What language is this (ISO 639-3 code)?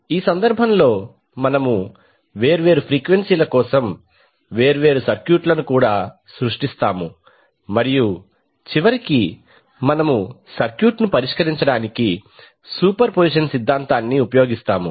tel